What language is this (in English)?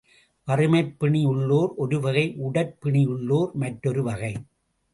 Tamil